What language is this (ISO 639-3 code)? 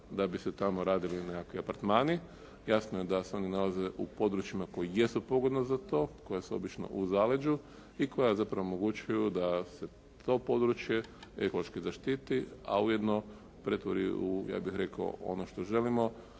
hrv